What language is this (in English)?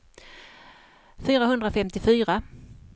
Swedish